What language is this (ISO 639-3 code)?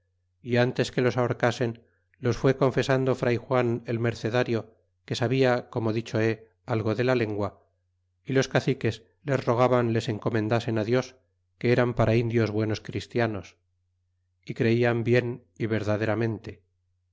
spa